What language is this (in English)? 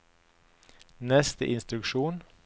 Norwegian